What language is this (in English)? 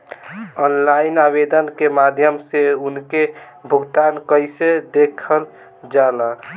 Bhojpuri